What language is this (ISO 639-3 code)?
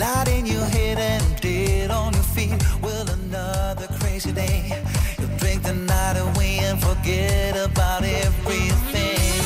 dan